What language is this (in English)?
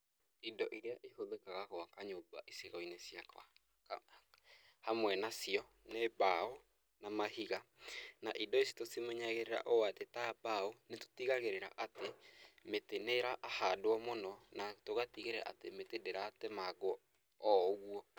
Kikuyu